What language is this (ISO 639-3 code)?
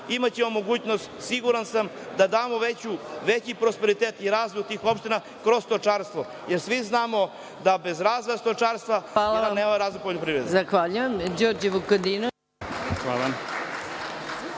srp